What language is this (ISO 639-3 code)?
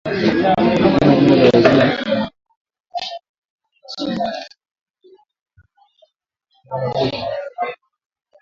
swa